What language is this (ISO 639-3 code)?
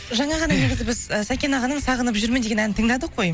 kaz